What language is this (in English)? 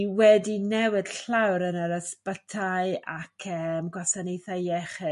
Welsh